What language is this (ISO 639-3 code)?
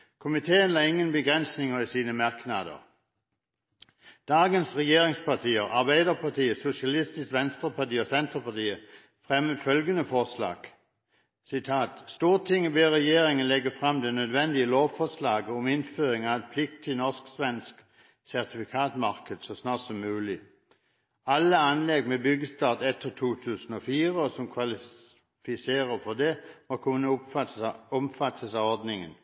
nob